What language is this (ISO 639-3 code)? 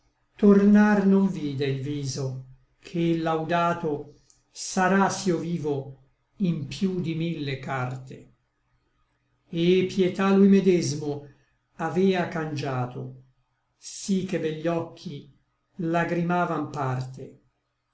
ita